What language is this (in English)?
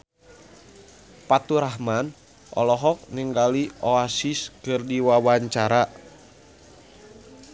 Sundanese